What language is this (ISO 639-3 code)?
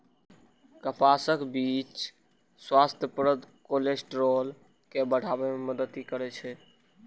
mai